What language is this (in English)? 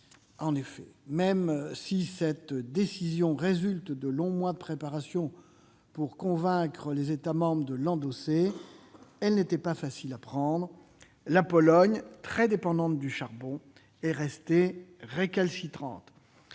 French